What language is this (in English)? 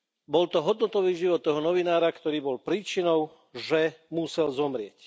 Slovak